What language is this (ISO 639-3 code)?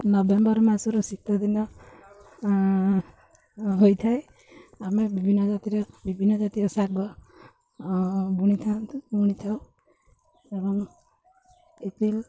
ori